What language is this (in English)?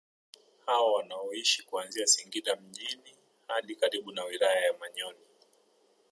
Swahili